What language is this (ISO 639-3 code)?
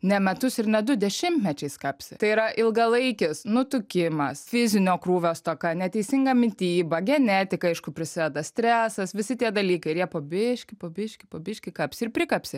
lit